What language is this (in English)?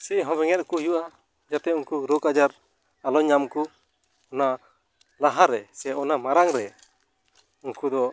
Santali